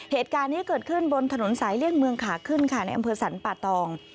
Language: Thai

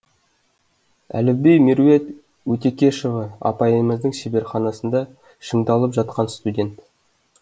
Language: Kazakh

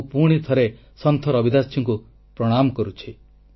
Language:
Odia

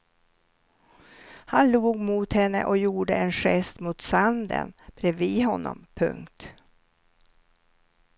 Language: Swedish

